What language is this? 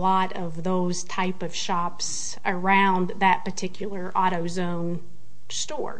English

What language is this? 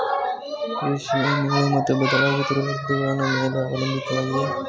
Kannada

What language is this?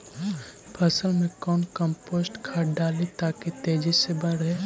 Magahi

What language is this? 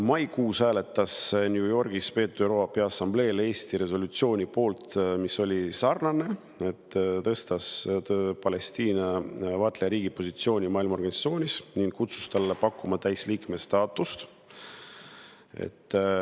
Estonian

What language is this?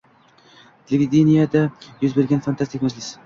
Uzbek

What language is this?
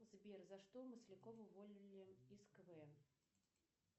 Russian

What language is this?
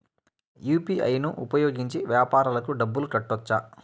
Telugu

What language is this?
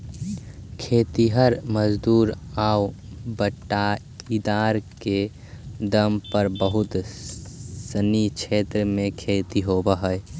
Magahi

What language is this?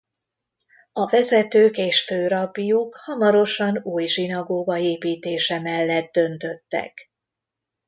Hungarian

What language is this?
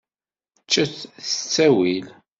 Kabyle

